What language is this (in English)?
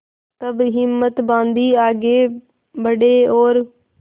Hindi